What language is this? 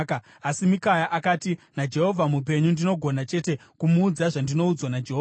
Shona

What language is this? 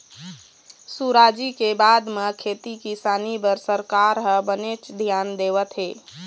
Chhattisgarhi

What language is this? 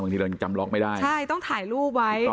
Thai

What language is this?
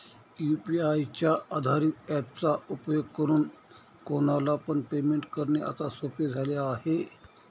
Marathi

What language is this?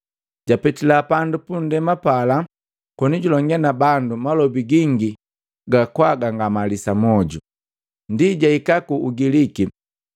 Matengo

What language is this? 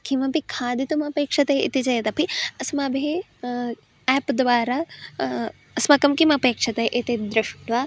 Sanskrit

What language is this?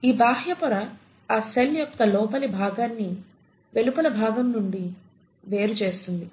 Telugu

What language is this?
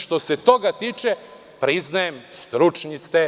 Serbian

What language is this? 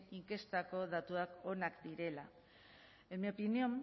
Basque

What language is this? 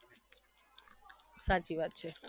Gujarati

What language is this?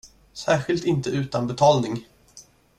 Swedish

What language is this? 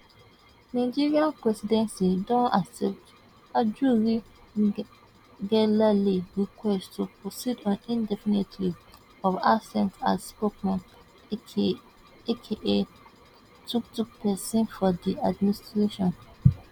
Nigerian Pidgin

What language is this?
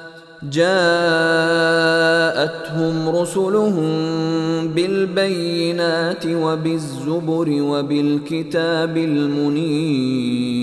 Arabic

